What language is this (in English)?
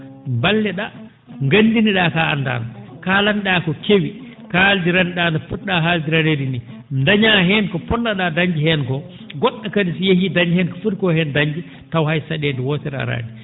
Fula